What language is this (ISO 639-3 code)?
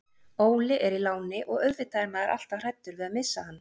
isl